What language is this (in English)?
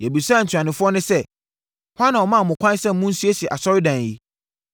Akan